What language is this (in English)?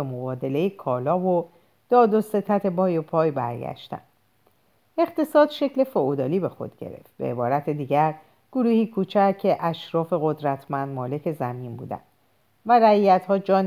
Persian